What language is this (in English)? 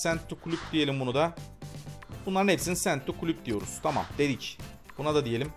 Turkish